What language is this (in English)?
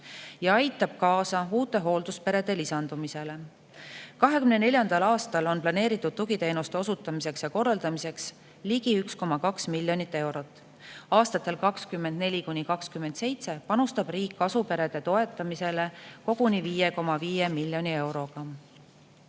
Estonian